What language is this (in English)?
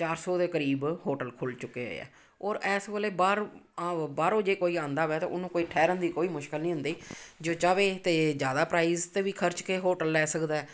Punjabi